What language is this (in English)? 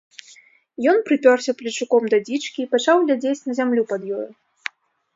Belarusian